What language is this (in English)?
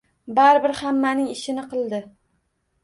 Uzbek